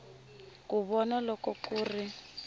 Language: Tsonga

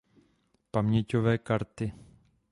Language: Czech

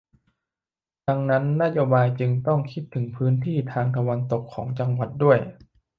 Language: Thai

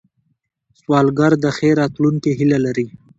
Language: Pashto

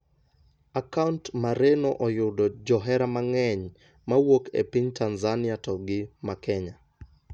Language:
Luo (Kenya and Tanzania)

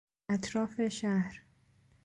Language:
Persian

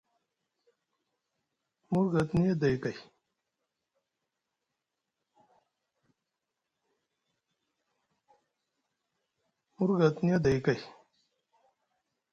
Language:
Musgu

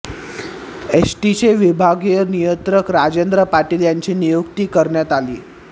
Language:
Marathi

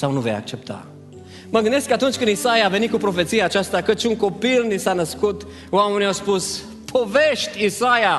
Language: Romanian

